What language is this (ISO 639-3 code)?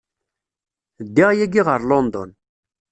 kab